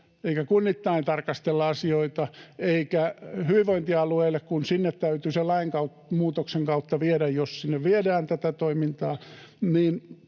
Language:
Finnish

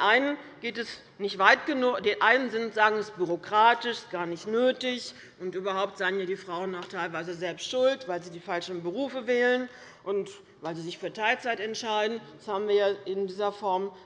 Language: German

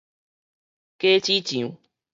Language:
Min Nan Chinese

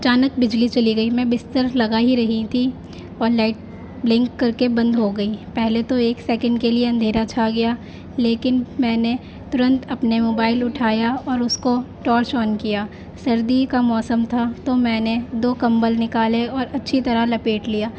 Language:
Urdu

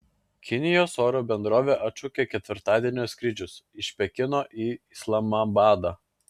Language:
Lithuanian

